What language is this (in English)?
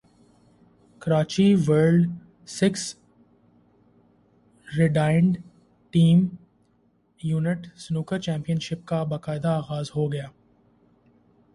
Urdu